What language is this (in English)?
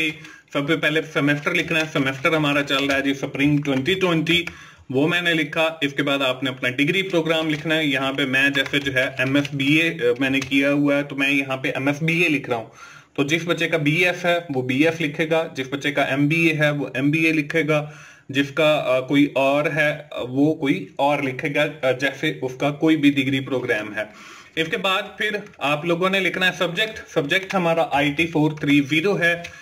Hindi